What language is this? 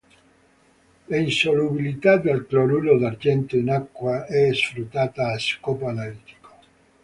Italian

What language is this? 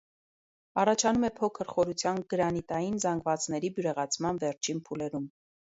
Armenian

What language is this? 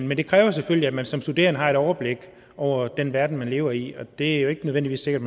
Danish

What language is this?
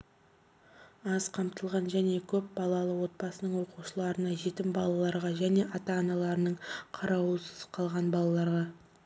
Kazakh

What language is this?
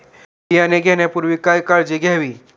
Marathi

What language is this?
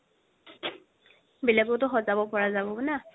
Assamese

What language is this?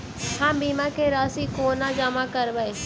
Maithili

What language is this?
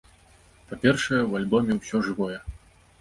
Belarusian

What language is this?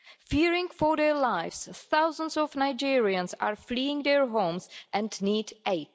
English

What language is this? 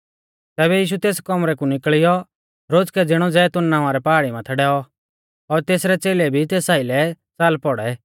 Mahasu Pahari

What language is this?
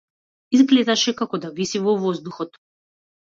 Macedonian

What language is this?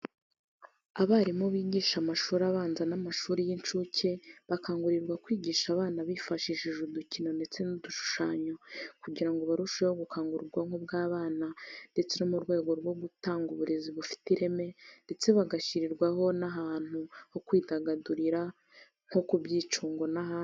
Kinyarwanda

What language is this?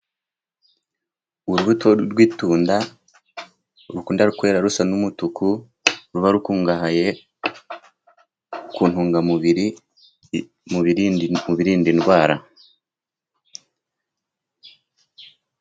Kinyarwanda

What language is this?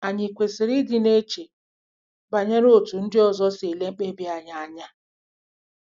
Igbo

